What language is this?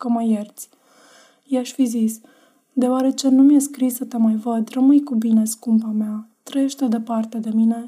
Romanian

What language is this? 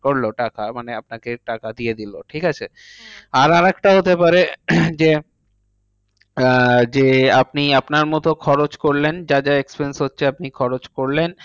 Bangla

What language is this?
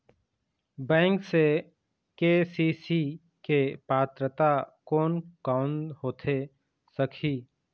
Chhattisgarhi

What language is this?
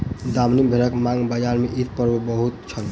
Maithili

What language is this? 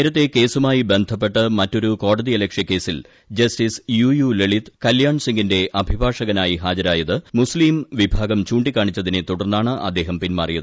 Malayalam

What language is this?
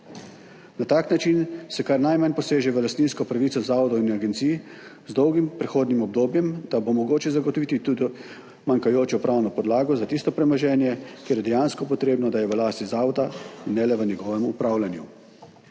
Slovenian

